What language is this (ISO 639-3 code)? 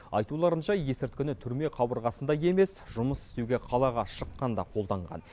kaz